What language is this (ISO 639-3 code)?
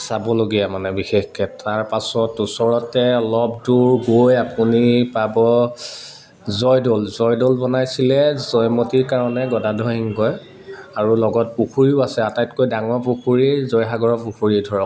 asm